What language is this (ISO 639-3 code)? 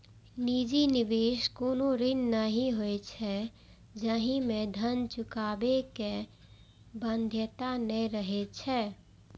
mai